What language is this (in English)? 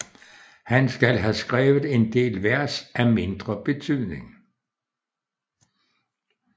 Danish